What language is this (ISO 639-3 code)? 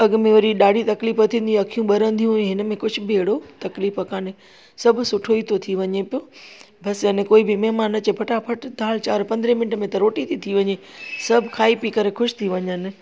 snd